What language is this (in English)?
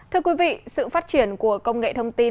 Vietnamese